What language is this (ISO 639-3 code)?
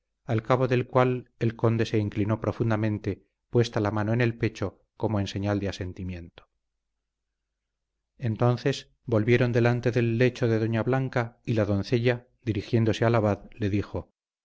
spa